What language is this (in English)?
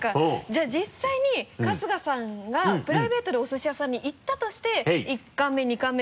Japanese